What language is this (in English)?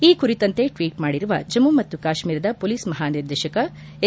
Kannada